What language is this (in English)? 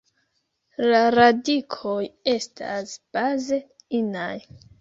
Esperanto